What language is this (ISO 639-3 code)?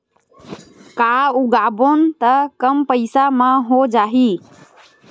hne